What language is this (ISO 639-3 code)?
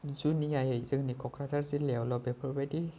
brx